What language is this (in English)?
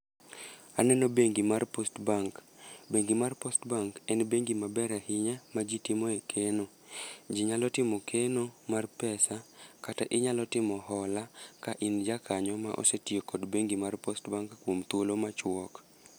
Luo (Kenya and Tanzania)